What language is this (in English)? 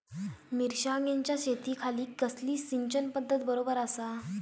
Marathi